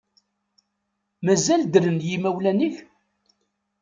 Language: Kabyle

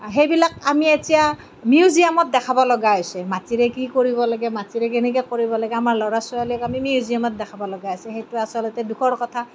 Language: Assamese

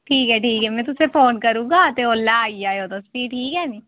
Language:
Dogri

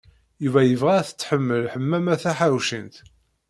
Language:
Kabyle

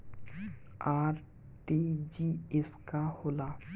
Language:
Bhojpuri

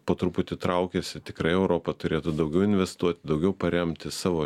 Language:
Lithuanian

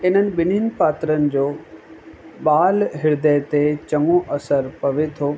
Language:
Sindhi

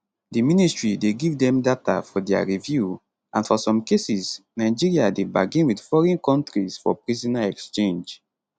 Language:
Nigerian Pidgin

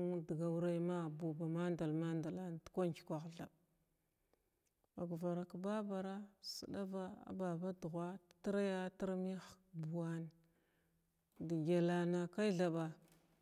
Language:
Glavda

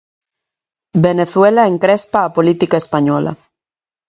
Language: Galician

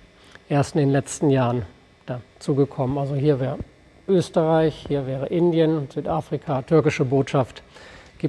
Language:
German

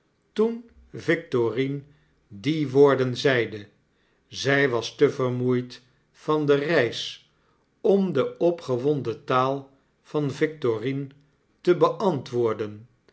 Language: Dutch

